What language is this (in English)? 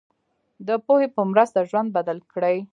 Pashto